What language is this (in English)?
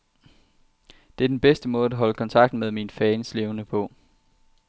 Danish